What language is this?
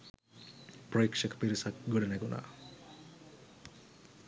Sinhala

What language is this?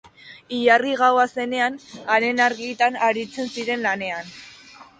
Basque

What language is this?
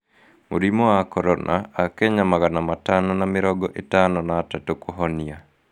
Kikuyu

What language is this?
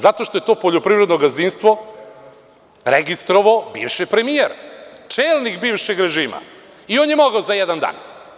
Serbian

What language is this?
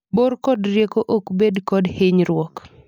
Luo (Kenya and Tanzania)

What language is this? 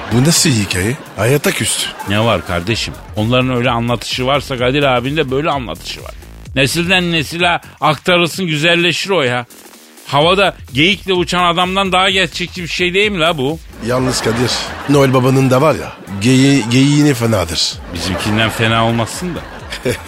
Turkish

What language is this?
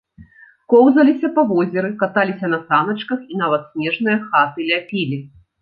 Belarusian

